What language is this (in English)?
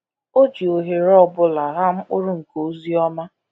Igbo